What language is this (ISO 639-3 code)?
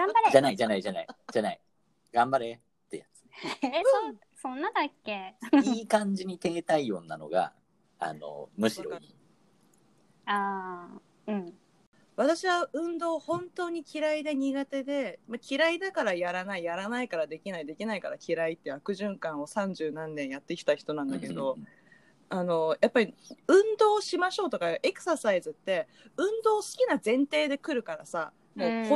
jpn